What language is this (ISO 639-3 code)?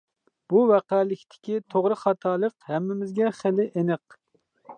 uig